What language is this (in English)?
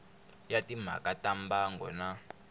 Tsonga